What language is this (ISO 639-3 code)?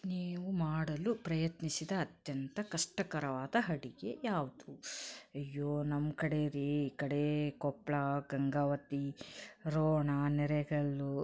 kan